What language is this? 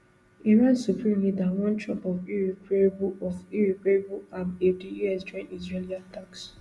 Nigerian Pidgin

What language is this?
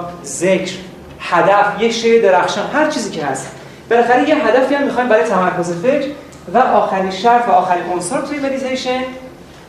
Persian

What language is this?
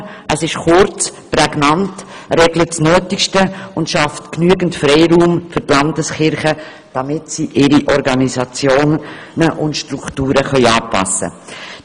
Swiss German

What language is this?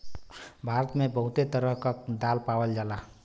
Bhojpuri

